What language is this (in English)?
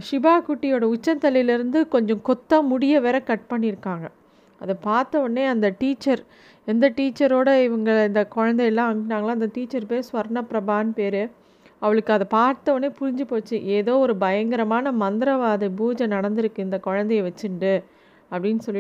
Tamil